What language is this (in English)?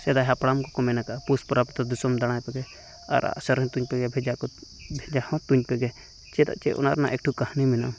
Santali